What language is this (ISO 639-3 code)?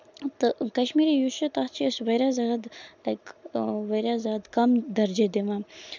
kas